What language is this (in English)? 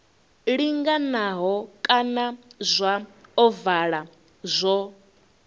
Venda